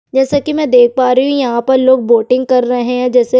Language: Hindi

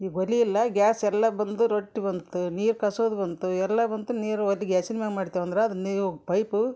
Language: Kannada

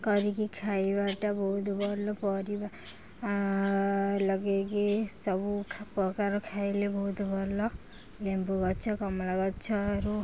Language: Odia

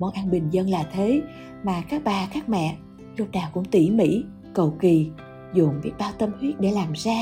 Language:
Vietnamese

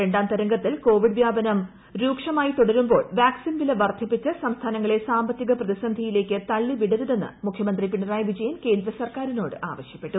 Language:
Malayalam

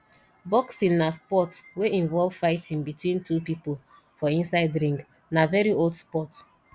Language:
Nigerian Pidgin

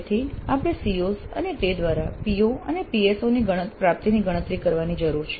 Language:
Gujarati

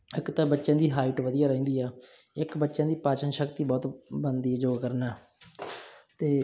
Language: Punjabi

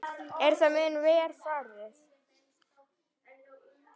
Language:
Icelandic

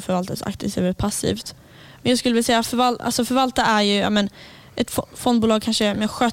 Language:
Swedish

